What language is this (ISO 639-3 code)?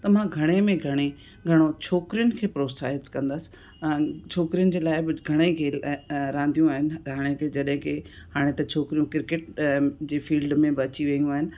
snd